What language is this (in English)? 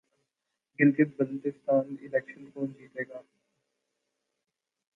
Urdu